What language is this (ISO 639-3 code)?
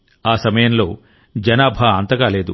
tel